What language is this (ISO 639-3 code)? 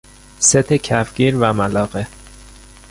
fas